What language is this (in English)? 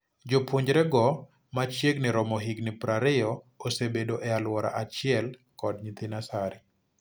Luo (Kenya and Tanzania)